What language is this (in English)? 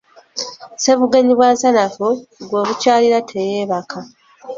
Ganda